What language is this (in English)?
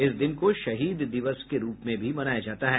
Hindi